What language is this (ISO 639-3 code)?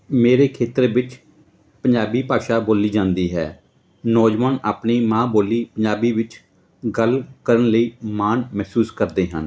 pan